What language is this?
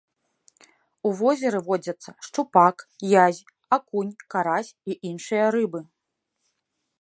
Belarusian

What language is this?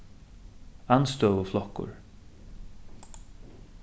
Faroese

